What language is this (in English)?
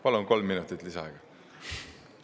Estonian